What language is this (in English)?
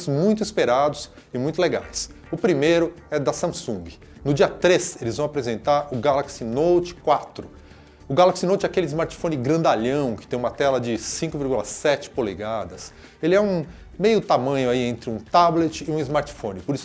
Portuguese